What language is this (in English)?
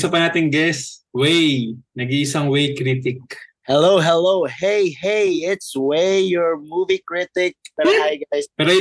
Filipino